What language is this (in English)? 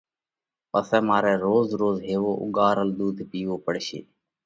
Parkari Koli